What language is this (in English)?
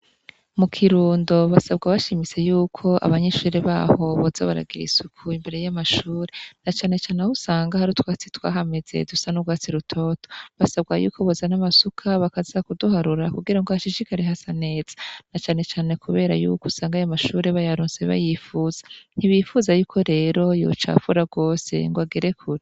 Rundi